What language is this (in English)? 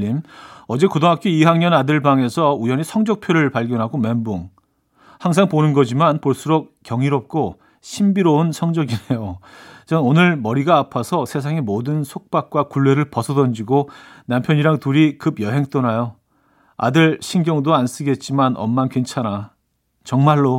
Korean